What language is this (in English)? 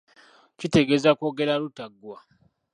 Ganda